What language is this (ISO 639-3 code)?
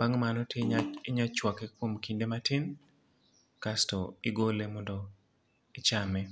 luo